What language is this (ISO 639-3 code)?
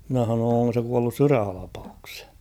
fin